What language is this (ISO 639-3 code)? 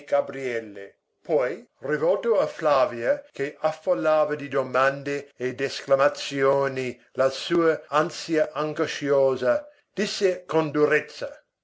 ita